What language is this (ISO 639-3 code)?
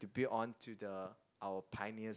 eng